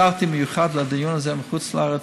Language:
Hebrew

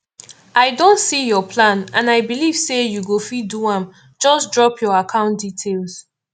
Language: Nigerian Pidgin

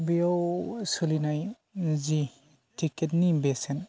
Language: Bodo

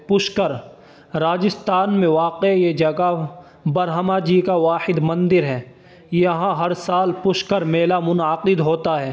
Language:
Urdu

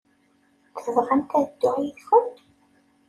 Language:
Kabyle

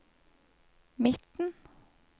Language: Norwegian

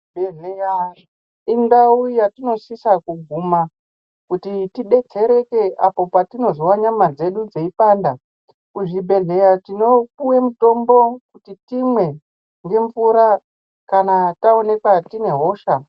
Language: Ndau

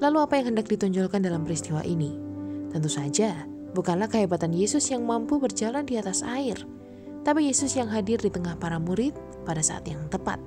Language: Indonesian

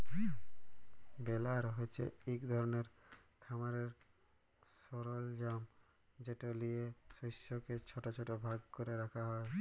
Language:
Bangla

